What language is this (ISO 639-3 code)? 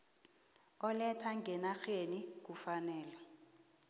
nbl